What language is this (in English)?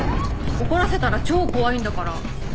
Japanese